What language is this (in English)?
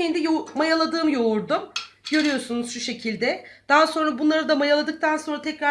Turkish